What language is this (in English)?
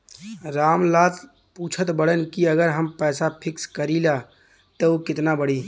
Bhojpuri